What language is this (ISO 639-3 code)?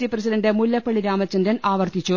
mal